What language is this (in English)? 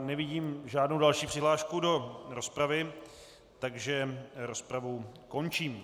Czech